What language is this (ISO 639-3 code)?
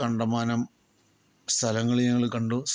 mal